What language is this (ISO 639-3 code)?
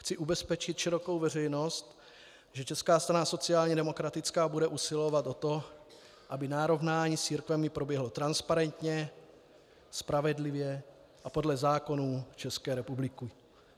ces